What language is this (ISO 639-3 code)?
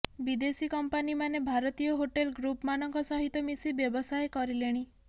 ori